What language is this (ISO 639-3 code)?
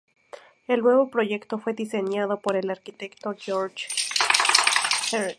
spa